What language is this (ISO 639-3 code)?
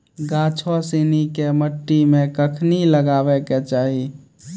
mai